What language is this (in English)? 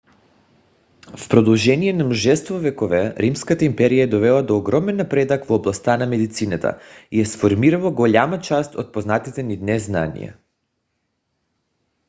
Bulgarian